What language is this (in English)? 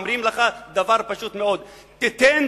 Hebrew